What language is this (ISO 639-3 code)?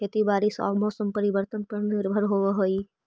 mag